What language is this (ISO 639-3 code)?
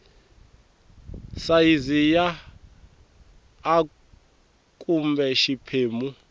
tso